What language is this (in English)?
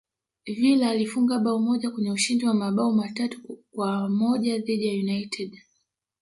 Swahili